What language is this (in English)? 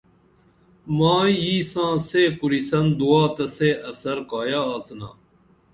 Dameli